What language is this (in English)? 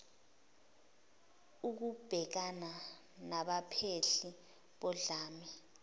Zulu